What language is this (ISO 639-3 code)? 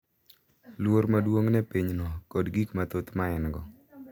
luo